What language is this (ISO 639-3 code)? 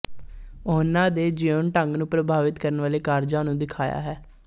pan